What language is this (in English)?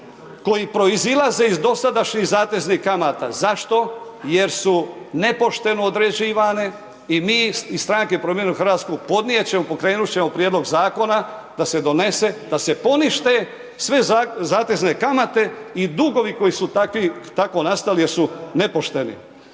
Croatian